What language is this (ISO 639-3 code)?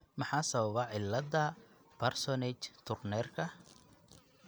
som